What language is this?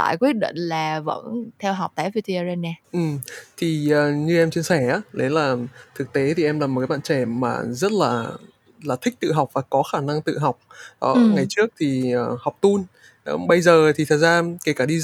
Vietnamese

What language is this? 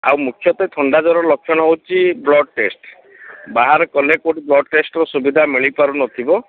Odia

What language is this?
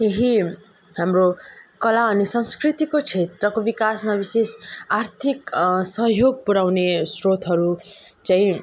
Nepali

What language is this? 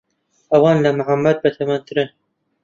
Central Kurdish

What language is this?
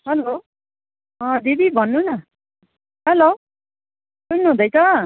Nepali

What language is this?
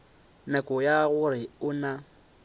Northern Sotho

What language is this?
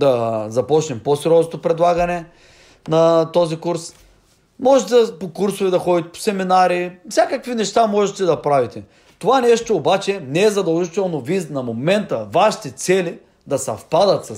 Bulgarian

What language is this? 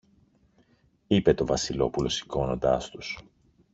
Greek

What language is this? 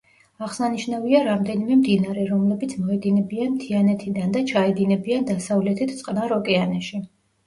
Georgian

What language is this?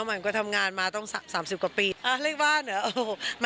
Thai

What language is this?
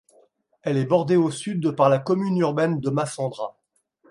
French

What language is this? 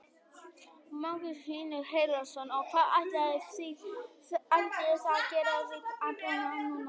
Icelandic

